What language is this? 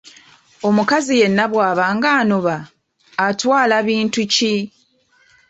Ganda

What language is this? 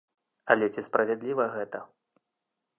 Belarusian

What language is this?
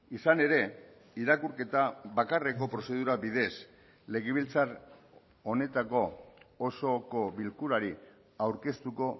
Basque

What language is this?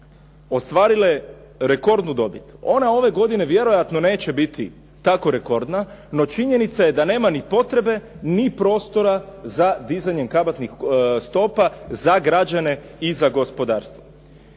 Croatian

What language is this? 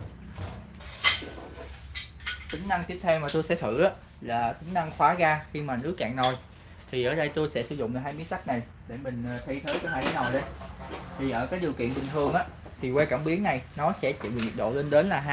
Vietnamese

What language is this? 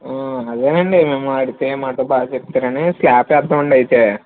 Telugu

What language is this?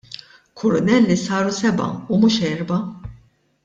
Maltese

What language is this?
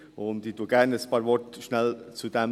Swiss German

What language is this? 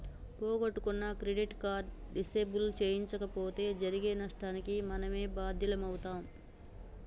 Telugu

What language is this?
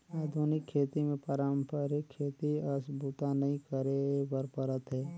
Chhattisgarhi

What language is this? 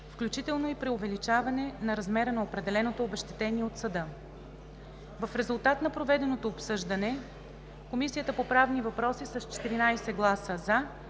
Bulgarian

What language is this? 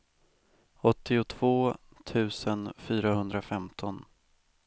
Swedish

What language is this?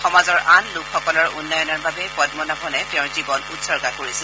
Assamese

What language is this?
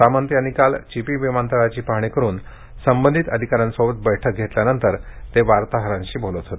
Marathi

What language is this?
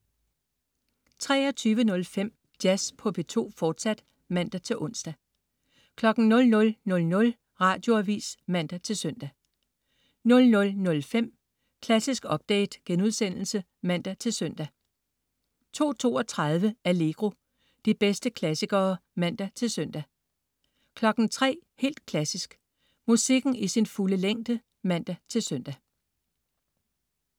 Danish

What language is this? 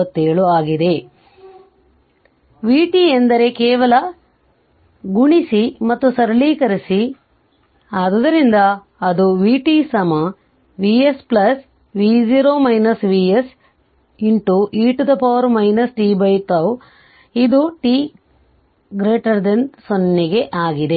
Kannada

